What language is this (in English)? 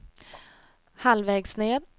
Swedish